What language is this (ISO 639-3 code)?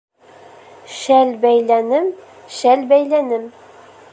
bak